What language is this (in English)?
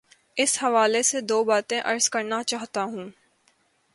Urdu